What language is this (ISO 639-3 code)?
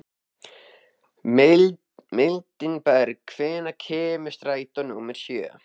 isl